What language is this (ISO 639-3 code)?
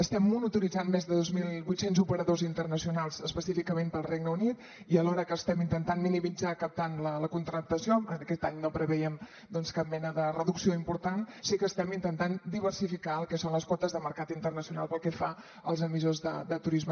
cat